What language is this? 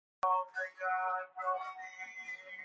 Persian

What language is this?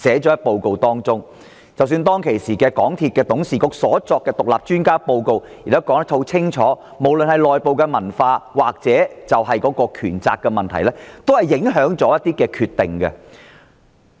Cantonese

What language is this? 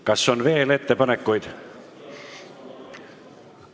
Estonian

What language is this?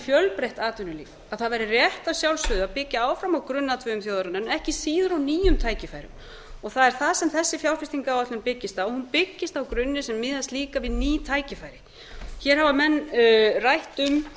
Icelandic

